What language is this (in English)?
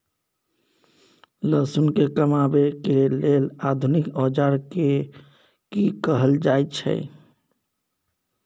Maithili